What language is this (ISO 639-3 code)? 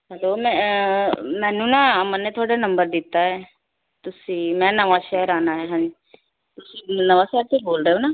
pan